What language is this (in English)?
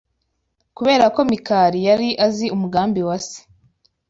Kinyarwanda